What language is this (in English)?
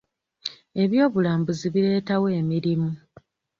Ganda